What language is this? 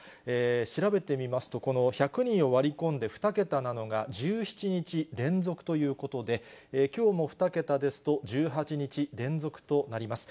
Japanese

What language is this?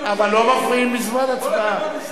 Hebrew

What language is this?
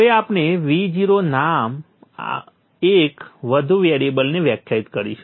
Gujarati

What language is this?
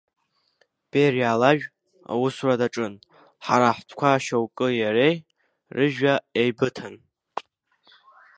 Abkhazian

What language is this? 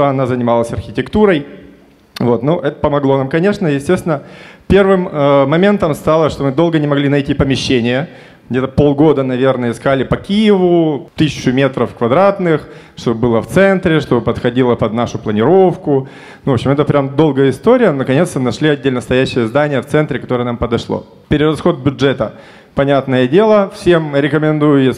Russian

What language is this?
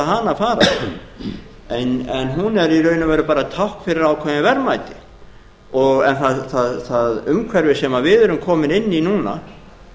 Icelandic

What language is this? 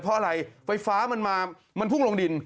Thai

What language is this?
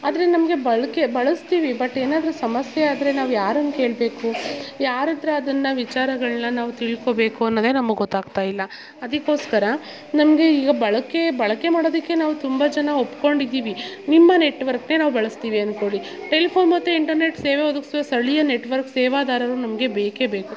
Kannada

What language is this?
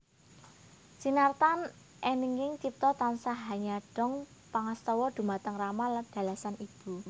Javanese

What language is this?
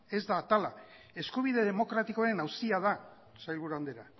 Basque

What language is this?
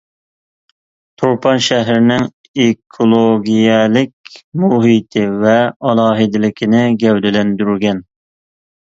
Uyghur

